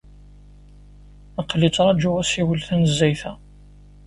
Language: Kabyle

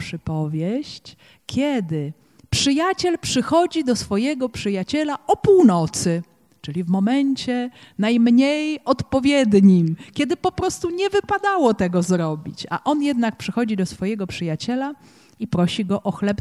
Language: Polish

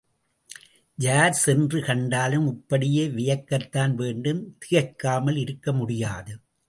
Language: Tamil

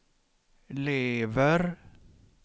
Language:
Swedish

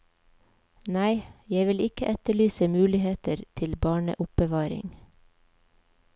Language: Norwegian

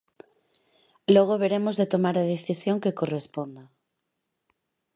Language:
Galician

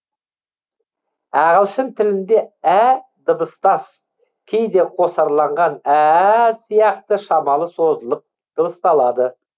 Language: Kazakh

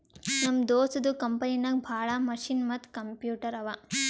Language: Kannada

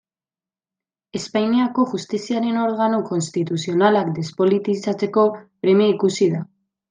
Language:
Basque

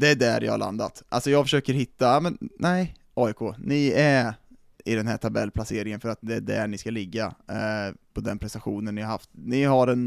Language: Swedish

